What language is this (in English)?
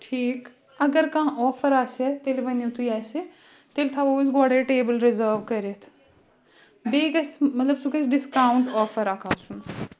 Kashmiri